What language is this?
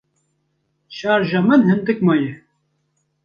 Kurdish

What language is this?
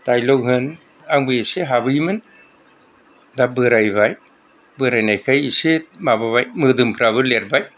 Bodo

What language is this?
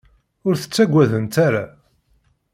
Kabyle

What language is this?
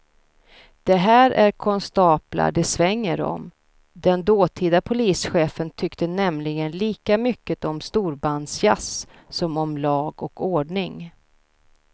Swedish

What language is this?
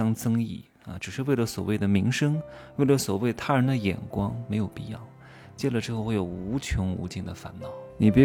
Chinese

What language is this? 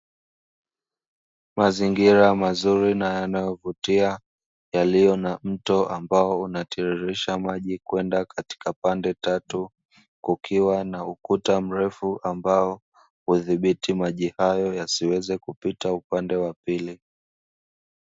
Swahili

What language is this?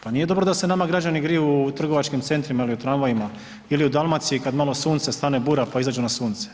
Croatian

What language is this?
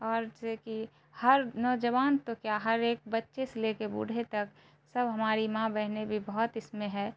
Urdu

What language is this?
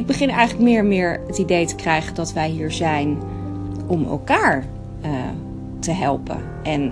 Dutch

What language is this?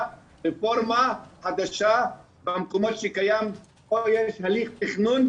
Hebrew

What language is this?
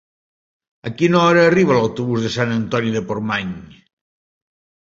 Catalan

